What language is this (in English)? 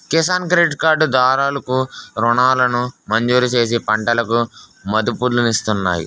Telugu